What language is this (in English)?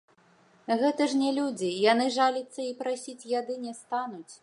Belarusian